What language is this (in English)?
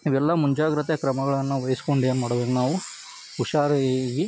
Kannada